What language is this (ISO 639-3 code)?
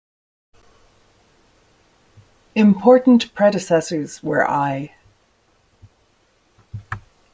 eng